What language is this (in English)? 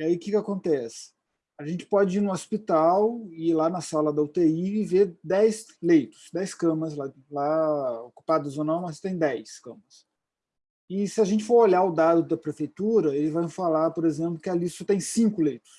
Portuguese